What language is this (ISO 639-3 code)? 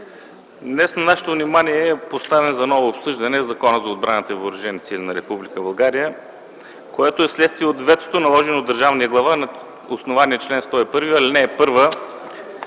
bul